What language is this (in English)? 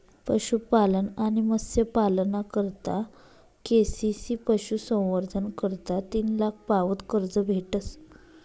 Marathi